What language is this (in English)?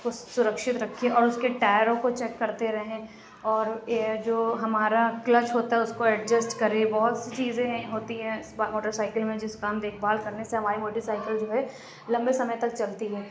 Urdu